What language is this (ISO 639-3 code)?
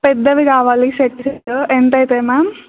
tel